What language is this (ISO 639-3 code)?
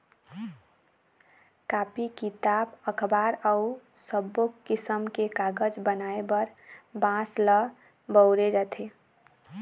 hne